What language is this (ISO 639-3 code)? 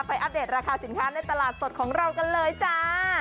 tha